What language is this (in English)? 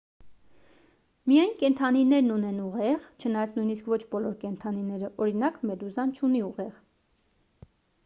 Armenian